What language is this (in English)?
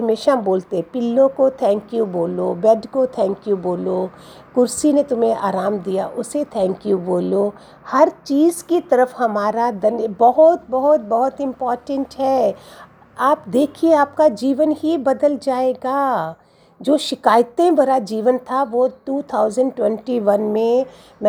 Hindi